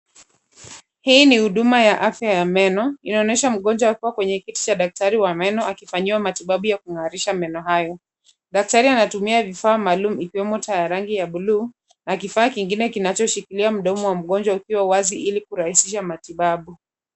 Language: Swahili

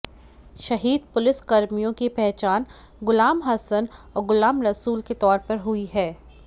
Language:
Hindi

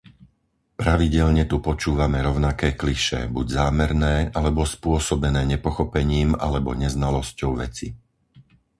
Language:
Slovak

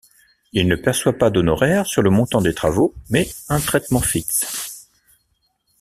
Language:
French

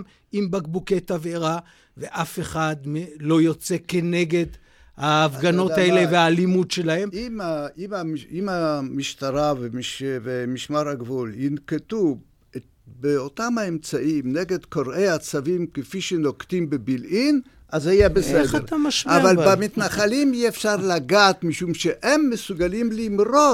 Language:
Hebrew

